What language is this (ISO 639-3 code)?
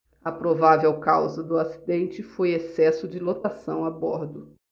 por